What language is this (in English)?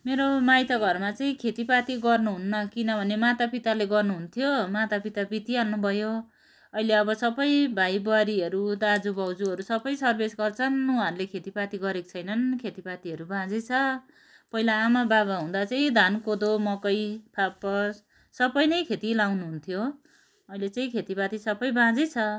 Nepali